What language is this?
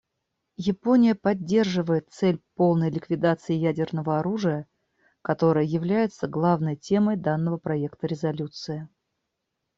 Russian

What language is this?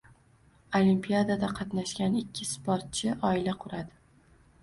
Uzbek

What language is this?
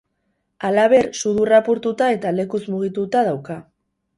Basque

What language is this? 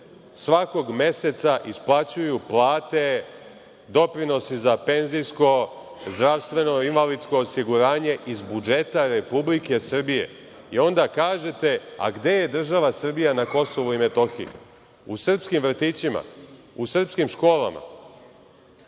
Serbian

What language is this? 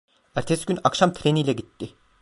Turkish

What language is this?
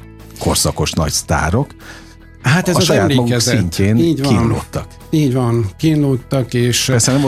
Hungarian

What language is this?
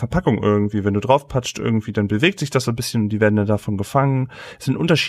German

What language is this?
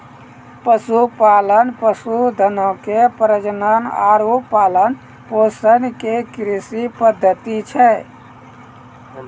Maithili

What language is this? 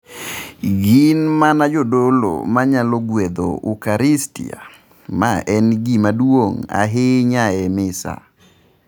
Luo (Kenya and Tanzania)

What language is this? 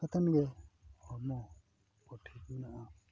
Santali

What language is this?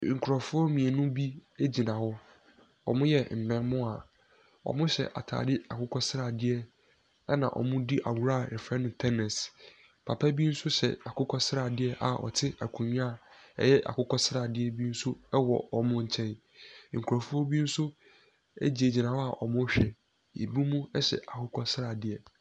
Akan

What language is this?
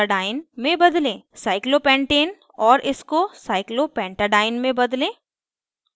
Hindi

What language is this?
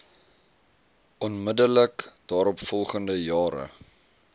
Afrikaans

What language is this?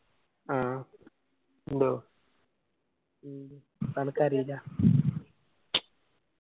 Malayalam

